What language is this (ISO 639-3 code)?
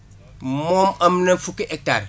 wol